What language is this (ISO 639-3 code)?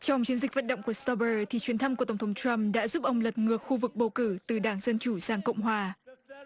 vie